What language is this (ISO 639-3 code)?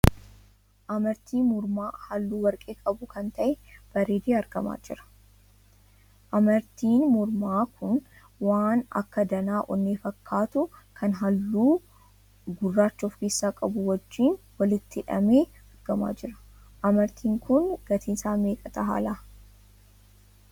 orm